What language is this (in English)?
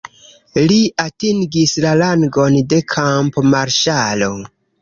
Esperanto